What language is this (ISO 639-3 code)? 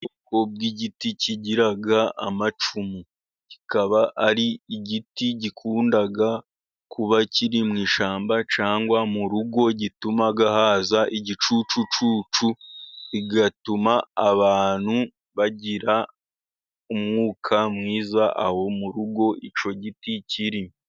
kin